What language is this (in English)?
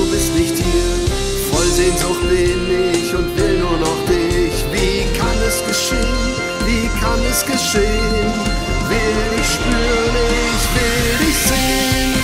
Dutch